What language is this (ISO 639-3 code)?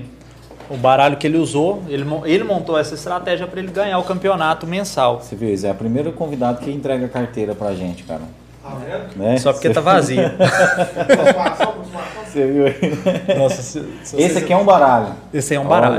por